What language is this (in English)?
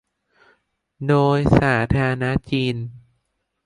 Thai